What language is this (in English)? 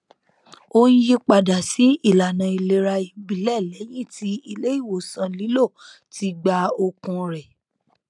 Yoruba